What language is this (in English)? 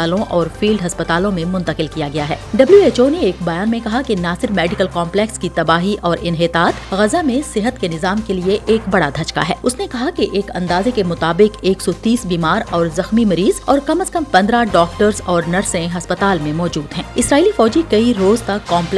Urdu